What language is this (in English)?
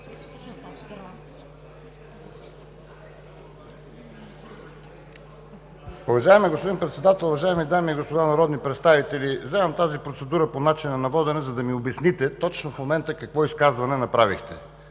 Bulgarian